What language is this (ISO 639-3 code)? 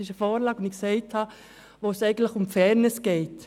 gsw